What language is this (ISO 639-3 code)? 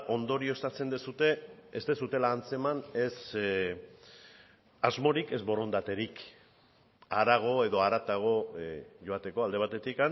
eus